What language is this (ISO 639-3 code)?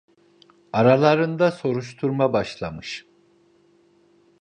tur